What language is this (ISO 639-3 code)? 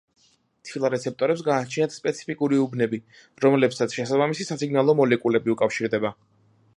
kat